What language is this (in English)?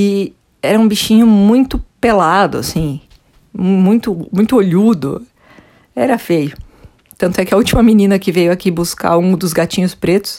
Portuguese